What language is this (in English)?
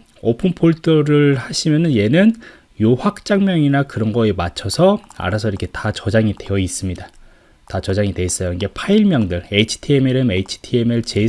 Korean